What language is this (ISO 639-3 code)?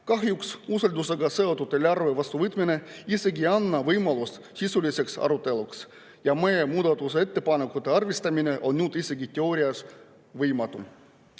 est